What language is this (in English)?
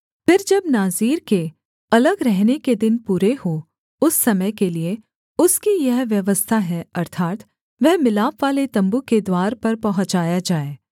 Hindi